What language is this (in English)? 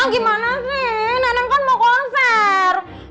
Indonesian